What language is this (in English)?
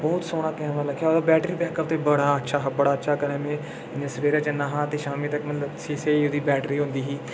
Dogri